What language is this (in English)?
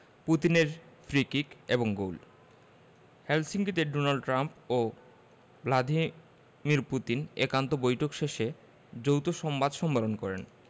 Bangla